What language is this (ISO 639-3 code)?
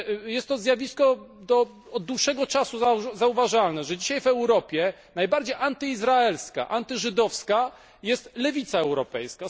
pol